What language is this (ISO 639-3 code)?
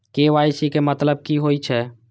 mai